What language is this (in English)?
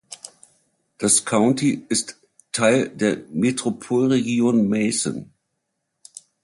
German